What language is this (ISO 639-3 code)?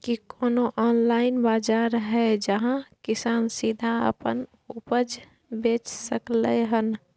mai